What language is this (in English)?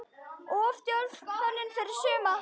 Icelandic